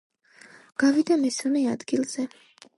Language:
Georgian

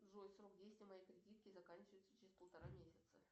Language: Russian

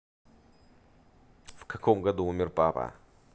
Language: Russian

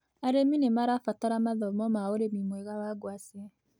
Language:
Kikuyu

